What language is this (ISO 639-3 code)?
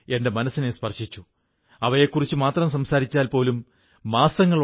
mal